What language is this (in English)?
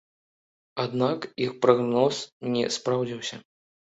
Belarusian